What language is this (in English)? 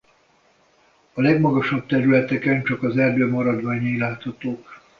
Hungarian